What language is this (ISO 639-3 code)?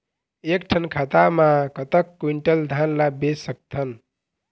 hne